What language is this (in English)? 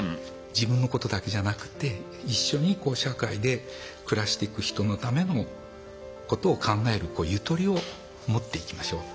Japanese